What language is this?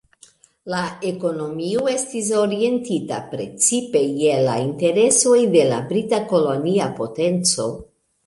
Esperanto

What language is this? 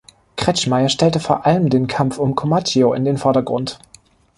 German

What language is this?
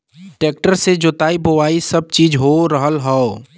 Bhojpuri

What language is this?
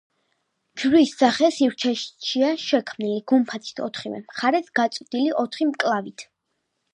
Georgian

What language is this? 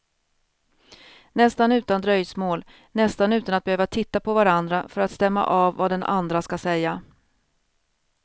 Swedish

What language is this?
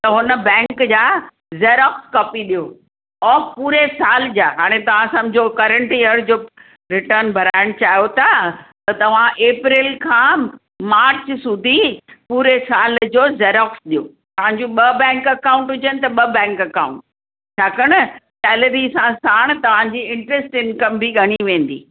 Sindhi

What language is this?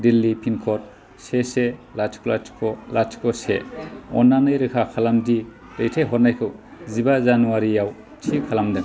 Bodo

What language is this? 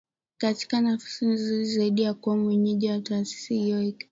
Swahili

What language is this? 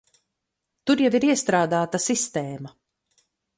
Latvian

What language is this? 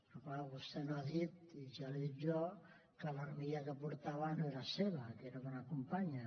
Catalan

